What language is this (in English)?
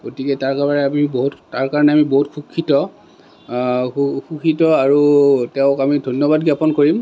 Assamese